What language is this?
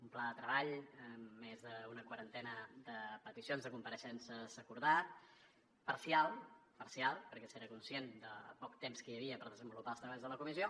Catalan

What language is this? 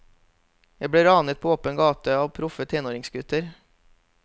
Norwegian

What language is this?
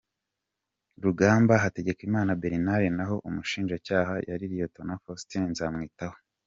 Kinyarwanda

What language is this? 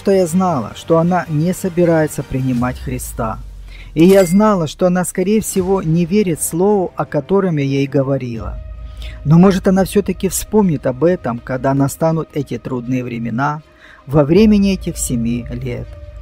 Russian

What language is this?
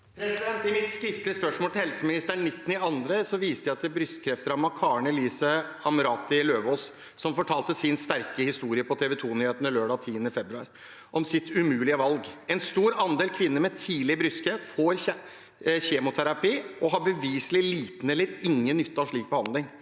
Norwegian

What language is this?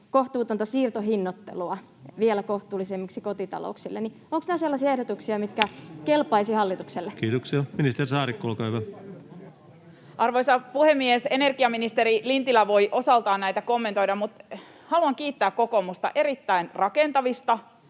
Finnish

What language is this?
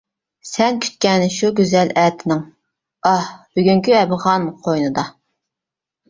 Uyghur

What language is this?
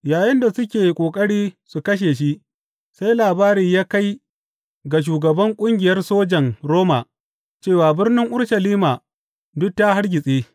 Hausa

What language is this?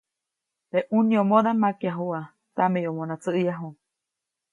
Copainalá Zoque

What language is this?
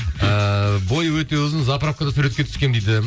Kazakh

